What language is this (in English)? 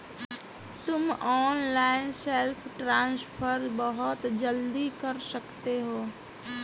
Hindi